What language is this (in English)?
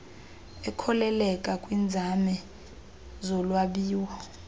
Xhosa